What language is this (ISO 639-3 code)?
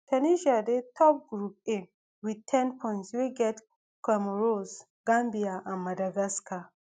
pcm